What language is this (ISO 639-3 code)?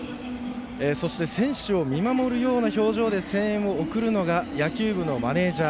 jpn